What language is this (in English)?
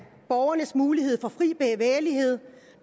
Danish